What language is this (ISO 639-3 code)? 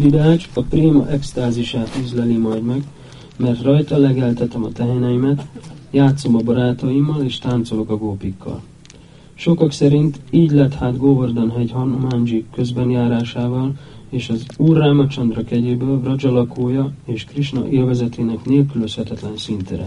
hun